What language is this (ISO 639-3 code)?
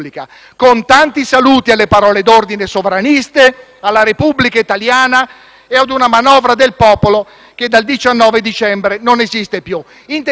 ita